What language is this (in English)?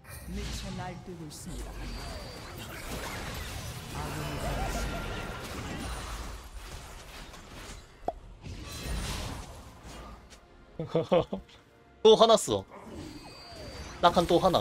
Korean